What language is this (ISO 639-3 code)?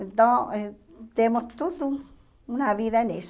por